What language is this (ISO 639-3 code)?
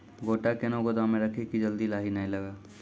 mai